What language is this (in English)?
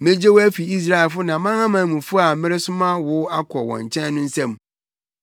Akan